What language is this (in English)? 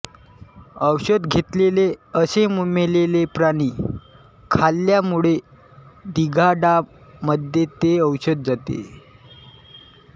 Marathi